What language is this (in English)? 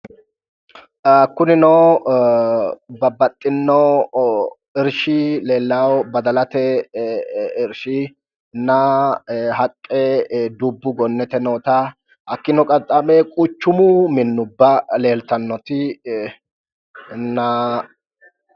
Sidamo